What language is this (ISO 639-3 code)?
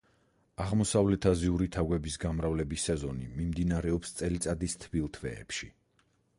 kat